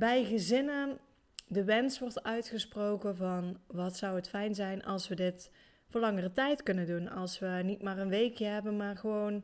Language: Dutch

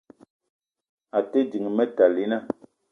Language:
Eton (Cameroon)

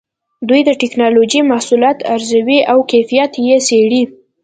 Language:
Pashto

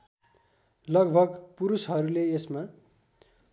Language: Nepali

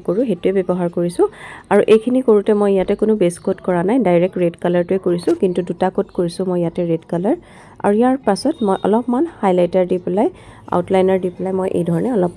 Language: Assamese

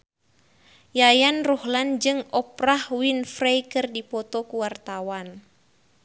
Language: Sundanese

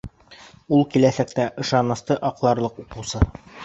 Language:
Bashkir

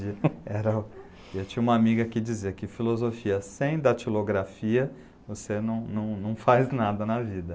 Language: Portuguese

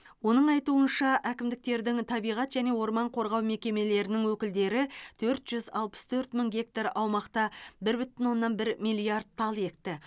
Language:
Kazakh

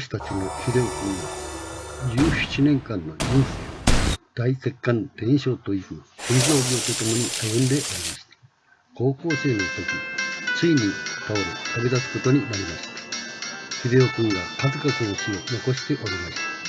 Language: Japanese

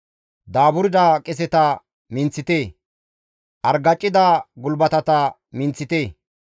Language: Gamo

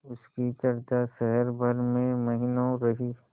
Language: Hindi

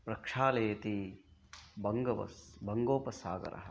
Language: Sanskrit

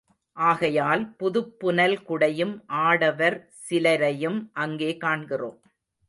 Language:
Tamil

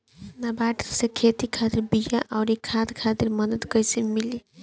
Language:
Bhojpuri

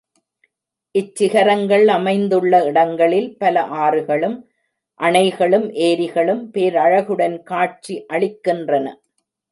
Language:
Tamil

